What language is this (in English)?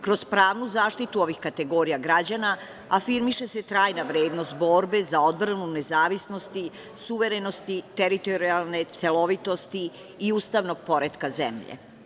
Serbian